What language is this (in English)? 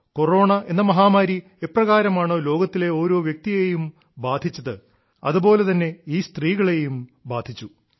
Malayalam